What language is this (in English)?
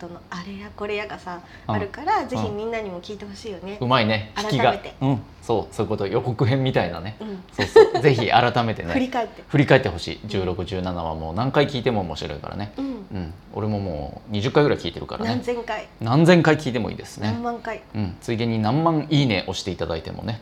Japanese